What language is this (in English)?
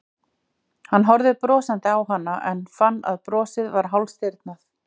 Icelandic